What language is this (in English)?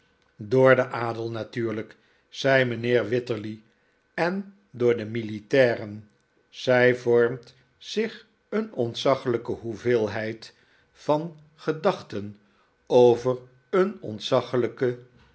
Dutch